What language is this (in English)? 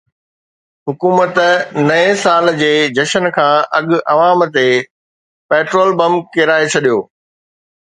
Sindhi